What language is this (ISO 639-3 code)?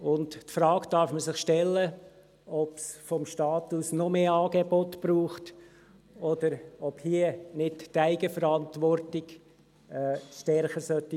gsw